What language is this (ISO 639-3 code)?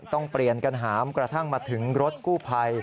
tha